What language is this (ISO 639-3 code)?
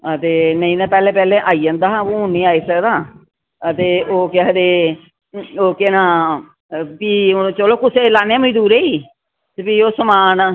doi